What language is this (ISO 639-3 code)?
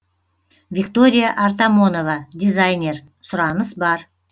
kaz